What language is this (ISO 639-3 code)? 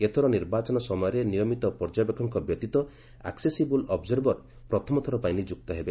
ori